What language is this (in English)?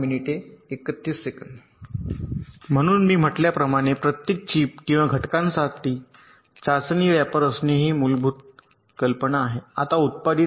Marathi